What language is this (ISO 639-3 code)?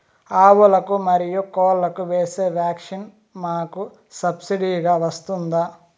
tel